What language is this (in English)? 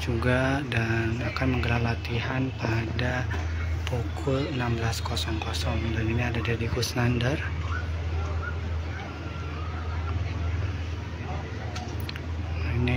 Indonesian